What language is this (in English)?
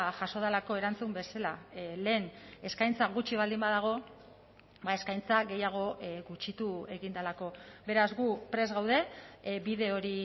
Basque